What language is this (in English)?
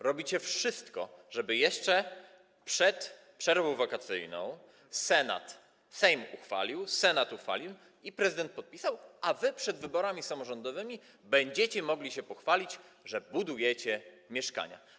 Polish